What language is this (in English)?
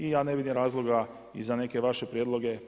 Croatian